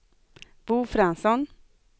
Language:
Swedish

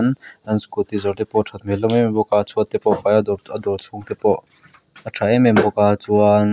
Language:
Mizo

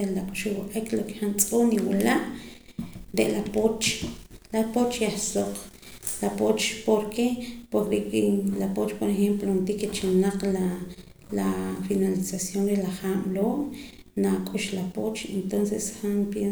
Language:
Poqomam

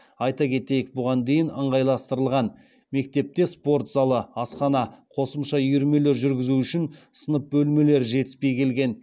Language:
Kazakh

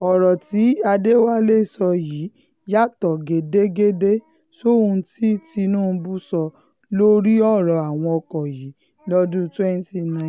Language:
Yoruba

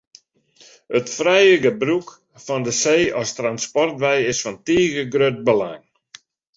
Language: Western Frisian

